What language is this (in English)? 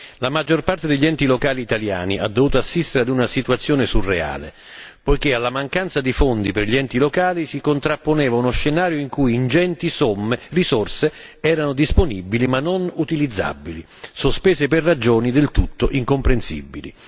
Italian